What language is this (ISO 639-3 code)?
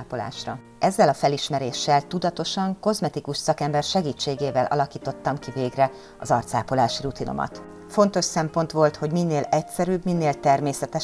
hun